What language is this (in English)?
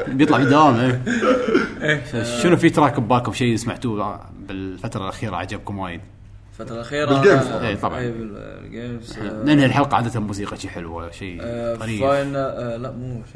Arabic